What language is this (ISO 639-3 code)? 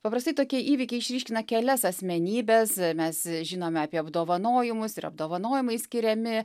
lit